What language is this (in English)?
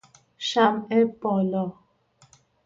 Persian